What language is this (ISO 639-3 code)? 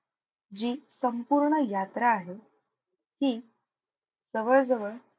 mar